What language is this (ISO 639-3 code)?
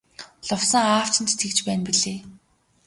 mon